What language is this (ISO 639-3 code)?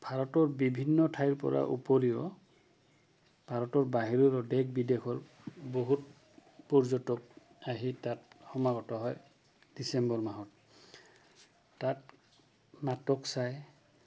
asm